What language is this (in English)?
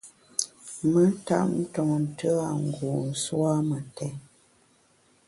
Bamun